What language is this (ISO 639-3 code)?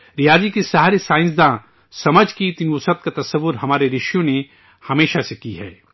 urd